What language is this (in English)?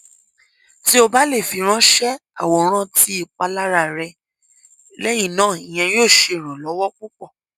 Yoruba